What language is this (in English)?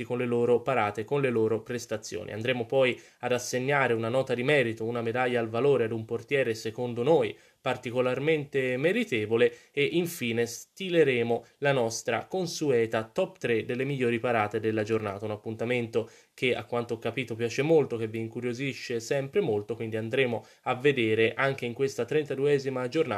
Italian